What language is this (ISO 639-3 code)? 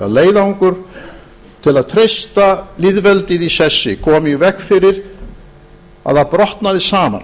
isl